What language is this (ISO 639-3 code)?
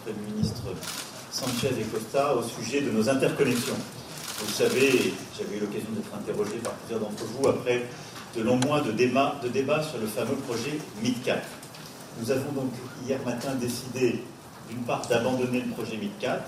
fra